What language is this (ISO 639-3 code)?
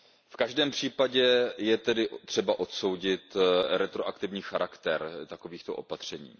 ces